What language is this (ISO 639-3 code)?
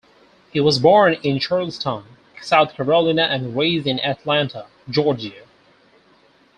eng